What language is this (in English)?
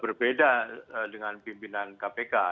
Indonesian